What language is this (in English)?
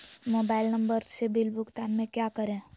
Magahi